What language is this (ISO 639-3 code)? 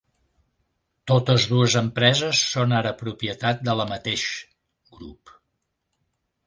cat